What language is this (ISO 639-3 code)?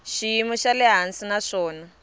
tso